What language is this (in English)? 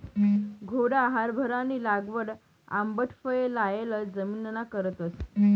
Marathi